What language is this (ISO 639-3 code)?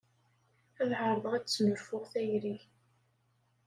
kab